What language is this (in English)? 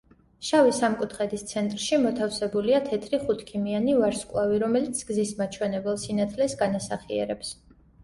Georgian